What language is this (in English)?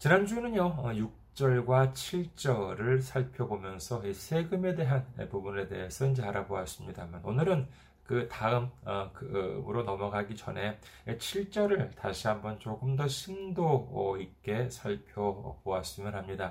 Korean